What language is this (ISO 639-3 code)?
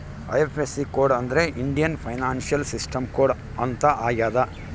kan